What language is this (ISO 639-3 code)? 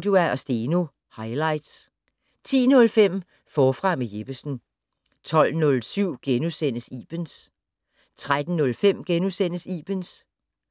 dan